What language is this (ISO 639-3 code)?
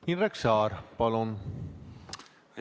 est